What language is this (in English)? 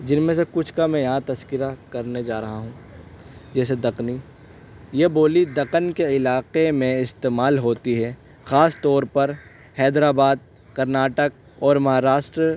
Urdu